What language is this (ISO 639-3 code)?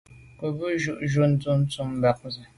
byv